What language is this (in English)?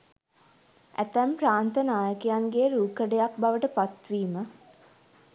Sinhala